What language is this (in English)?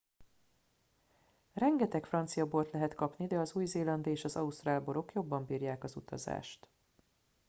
Hungarian